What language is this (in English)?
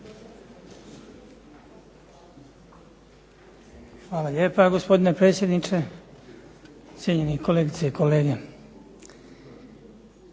Croatian